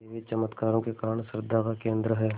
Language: Hindi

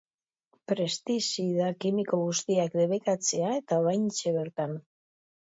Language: Basque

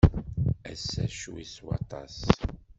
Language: Kabyle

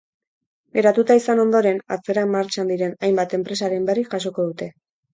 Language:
Basque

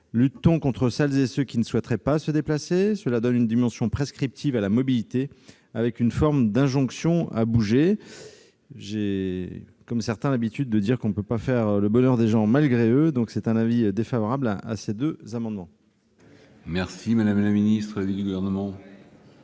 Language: French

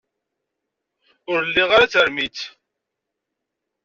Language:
Kabyle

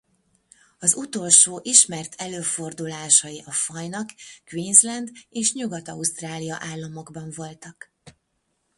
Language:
Hungarian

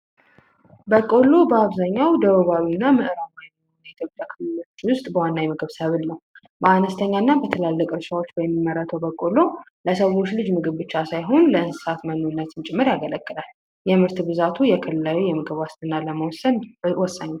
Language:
Amharic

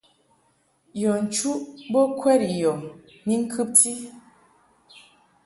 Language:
Mungaka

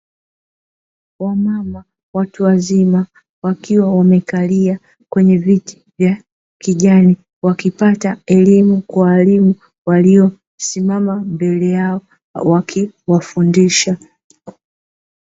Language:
Swahili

